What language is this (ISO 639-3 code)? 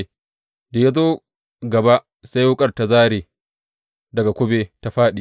hau